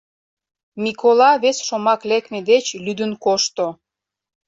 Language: Mari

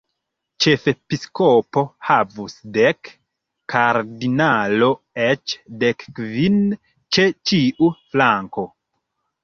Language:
Esperanto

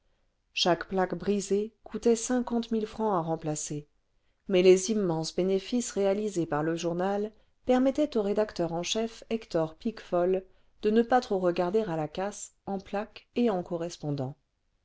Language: French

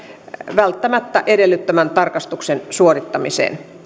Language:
Finnish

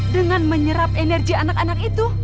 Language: Indonesian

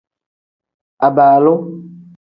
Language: Tem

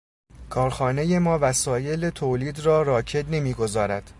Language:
Persian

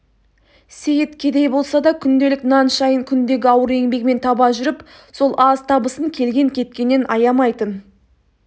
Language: Kazakh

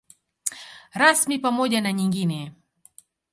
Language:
Swahili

